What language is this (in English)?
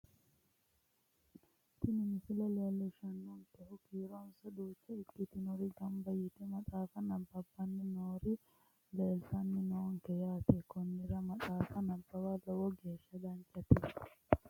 Sidamo